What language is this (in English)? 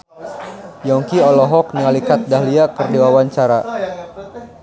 Sundanese